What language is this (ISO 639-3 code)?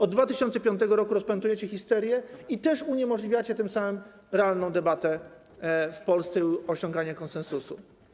pol